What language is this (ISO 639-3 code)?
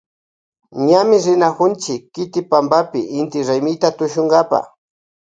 qvj